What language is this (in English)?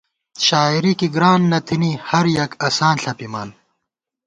Gawar-Bati